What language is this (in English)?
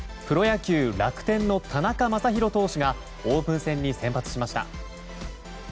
Japanese